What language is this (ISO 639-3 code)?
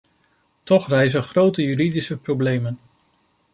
nld